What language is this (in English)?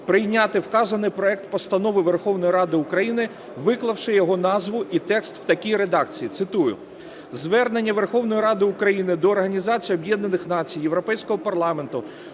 Ukrainian